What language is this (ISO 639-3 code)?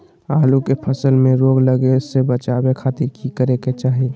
mag